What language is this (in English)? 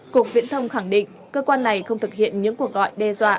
Vietnamese